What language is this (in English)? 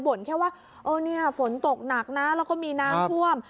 Thai